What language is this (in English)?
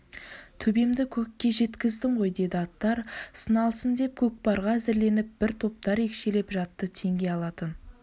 Kazakh